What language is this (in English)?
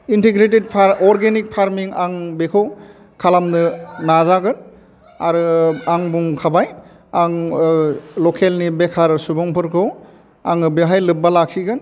Bodo